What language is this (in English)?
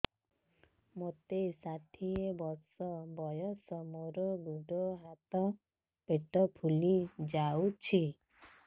Odia